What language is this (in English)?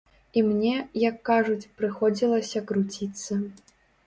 Belarusian